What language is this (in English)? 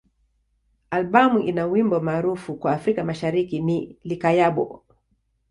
Swahili